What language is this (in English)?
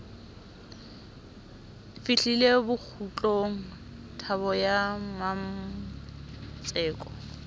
Southern Sotho